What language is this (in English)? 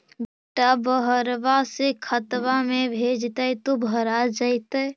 Magahi